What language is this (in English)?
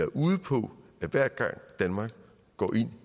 Danish